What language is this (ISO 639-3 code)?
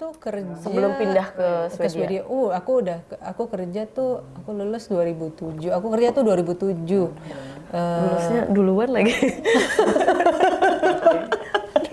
ind